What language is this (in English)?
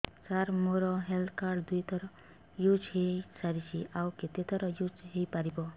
Odia